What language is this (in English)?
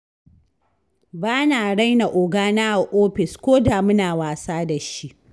Hausa